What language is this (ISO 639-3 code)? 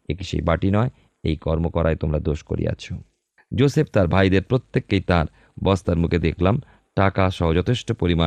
ben